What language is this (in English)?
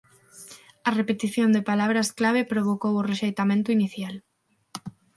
Galician